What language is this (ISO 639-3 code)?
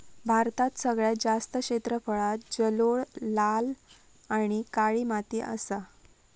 mar